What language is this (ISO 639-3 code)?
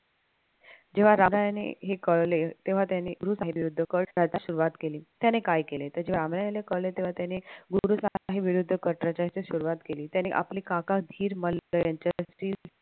mar